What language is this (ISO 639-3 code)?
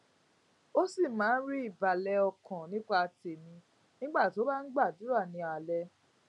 yor